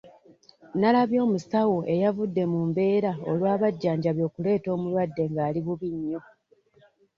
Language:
Ganda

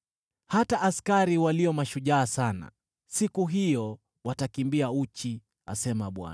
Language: Swahili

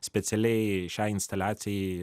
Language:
Lithuanian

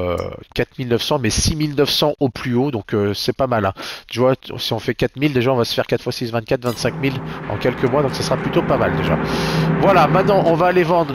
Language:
French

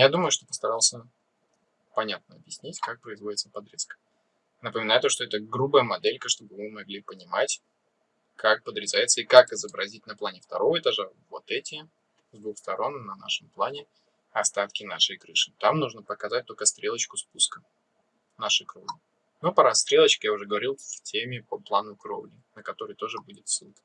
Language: Russian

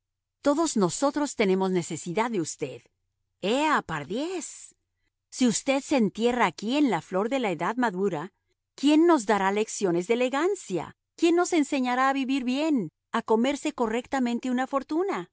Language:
Spanish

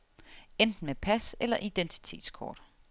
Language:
Danish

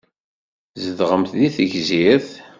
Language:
Kabyle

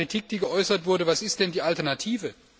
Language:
German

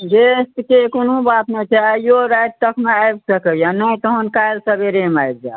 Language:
Maithili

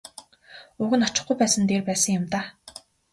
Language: Mongolian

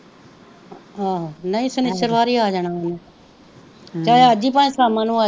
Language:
Punjabi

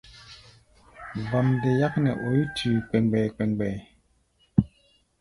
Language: Gbaya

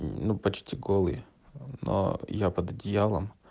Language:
Russian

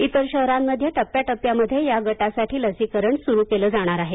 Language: Marathi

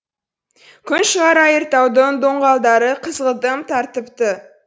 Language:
Kazakh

